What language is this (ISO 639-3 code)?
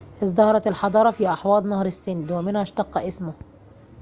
ara